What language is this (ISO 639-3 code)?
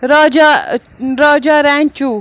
kas